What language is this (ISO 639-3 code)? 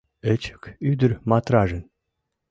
chm